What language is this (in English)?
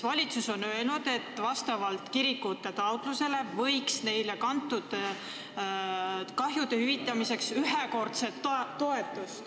Estonian